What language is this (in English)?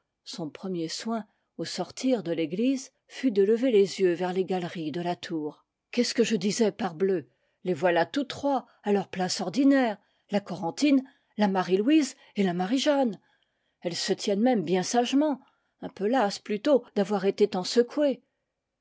French